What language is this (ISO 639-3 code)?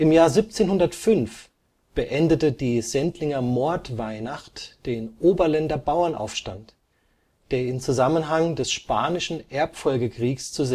deu